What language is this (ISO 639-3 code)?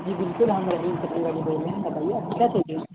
urd